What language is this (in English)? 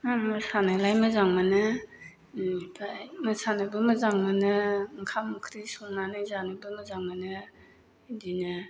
Bodo